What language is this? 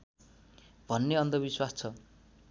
Nepali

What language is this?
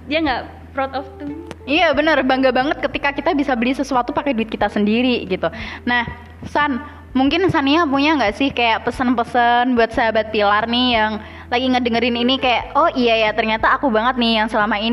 Indonesian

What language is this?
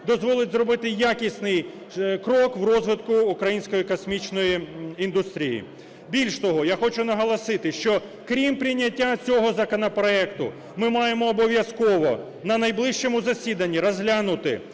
Ukrainian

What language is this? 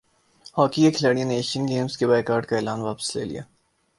Urdu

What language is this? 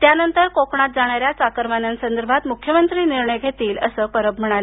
Marathi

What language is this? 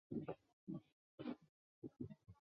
Chinese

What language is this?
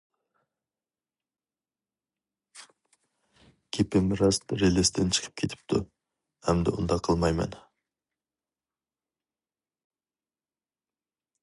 Uyghur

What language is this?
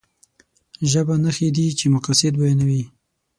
Pashto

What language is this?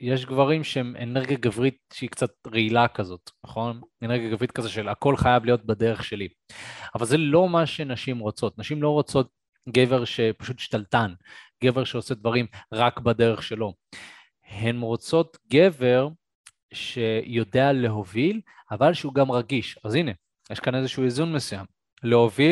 Hebrew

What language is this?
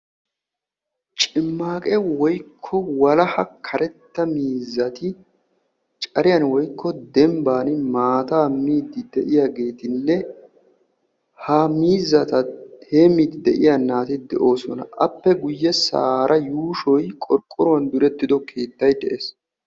Wolaytta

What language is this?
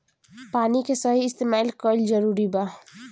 Bhojpuri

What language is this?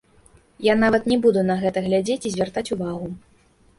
Belarusian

